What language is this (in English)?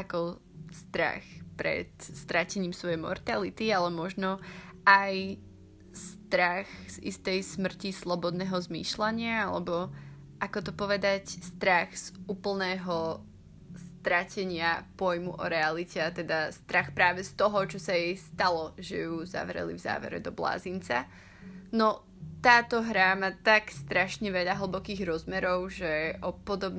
Slovak